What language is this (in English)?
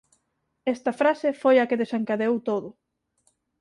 Galician